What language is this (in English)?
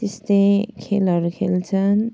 Nepali